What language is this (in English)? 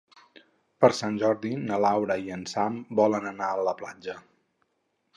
Catalan